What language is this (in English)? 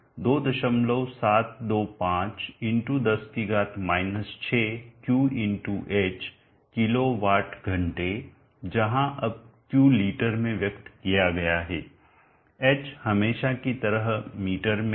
Hindi